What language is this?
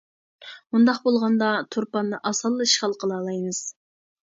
Uyghur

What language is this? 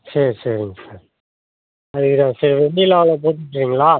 Tamil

